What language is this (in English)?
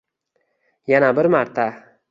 Uzbek